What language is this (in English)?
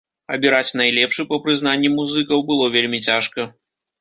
Belarusian